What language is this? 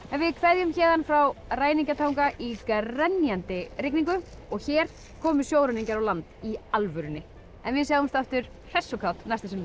Icelandic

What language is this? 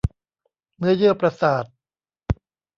Thai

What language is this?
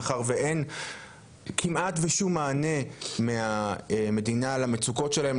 Hebrew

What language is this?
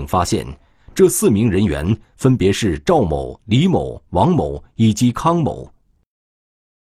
Chinese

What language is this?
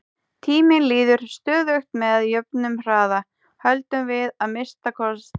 Icelandic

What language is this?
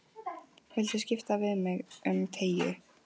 Icelandic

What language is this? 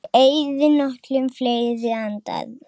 Icelandic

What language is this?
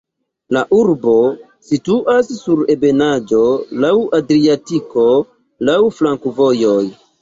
Esperanto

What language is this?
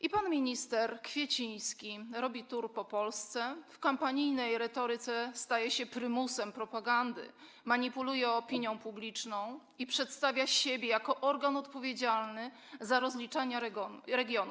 Polish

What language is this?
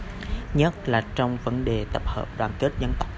Vietnamese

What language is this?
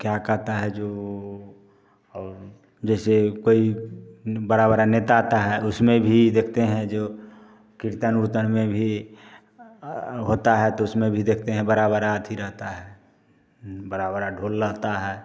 Hindi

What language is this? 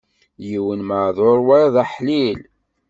Kabyle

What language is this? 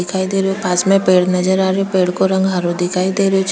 Rajasthani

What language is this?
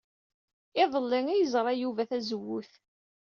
Kabyle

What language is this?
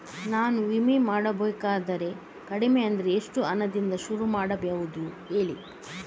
Kannada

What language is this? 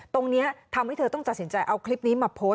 Thai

